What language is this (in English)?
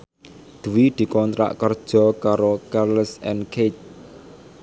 Javanese